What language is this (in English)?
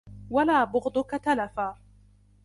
Arabic